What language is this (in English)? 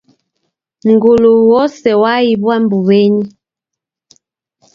Taita